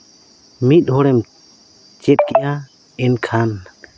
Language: Santali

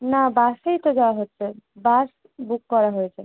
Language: Bangla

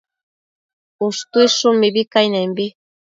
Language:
Matsés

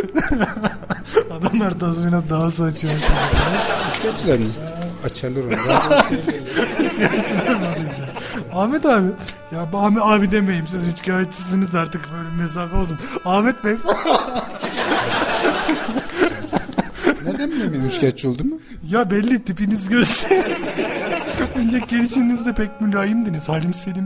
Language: Turkish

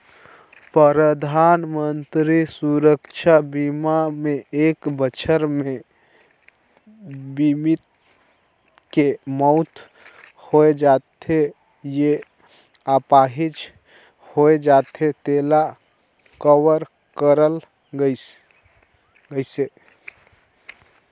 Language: Chhattisgarhi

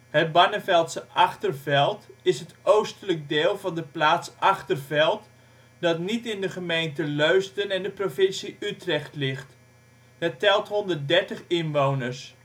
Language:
Dutch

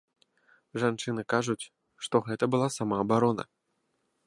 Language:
Belarusian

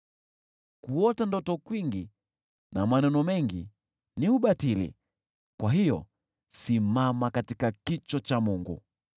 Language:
Swahili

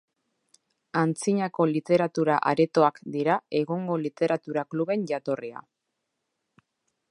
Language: Basque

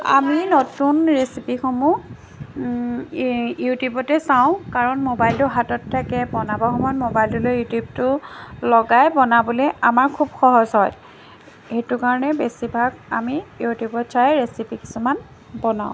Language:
Assamese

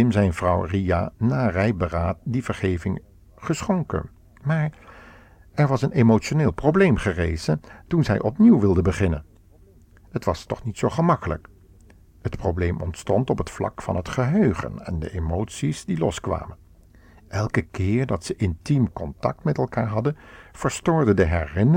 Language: Dutch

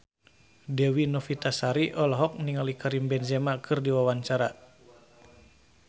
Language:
Sundanese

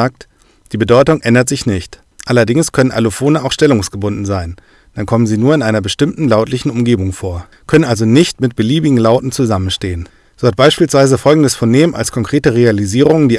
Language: German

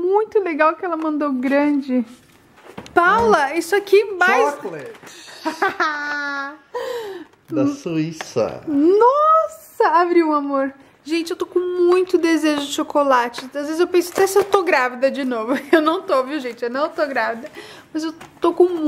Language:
Portuguese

